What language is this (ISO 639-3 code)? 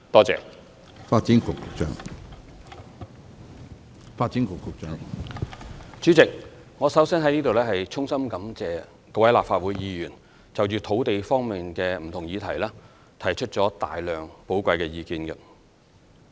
yue